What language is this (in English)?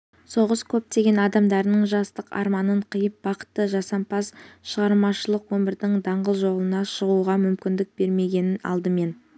Kazakh